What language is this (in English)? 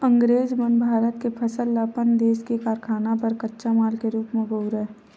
Chhattisgarhi